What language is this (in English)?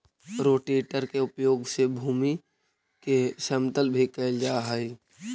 Magahi